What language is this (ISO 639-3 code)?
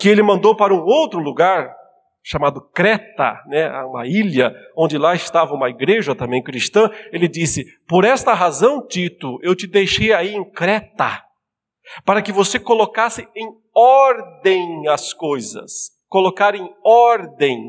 por